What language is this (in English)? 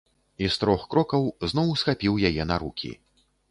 Belarusian